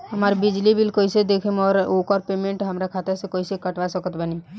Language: Bhojpuri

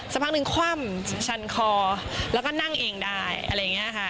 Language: Thai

